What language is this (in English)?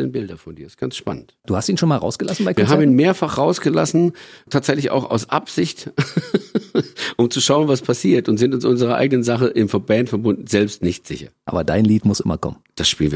German